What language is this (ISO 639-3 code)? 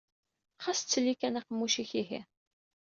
kab